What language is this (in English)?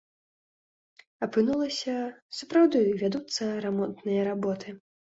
Belarusian